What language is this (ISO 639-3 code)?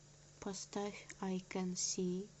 rus